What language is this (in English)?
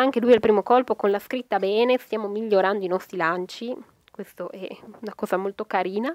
Italian